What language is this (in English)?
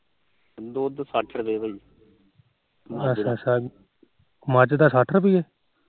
Punjabi